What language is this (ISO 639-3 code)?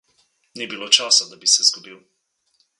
slv